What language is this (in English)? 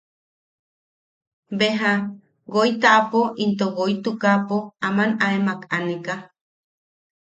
Yaqui